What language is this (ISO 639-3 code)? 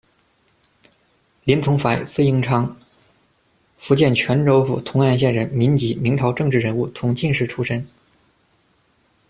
zho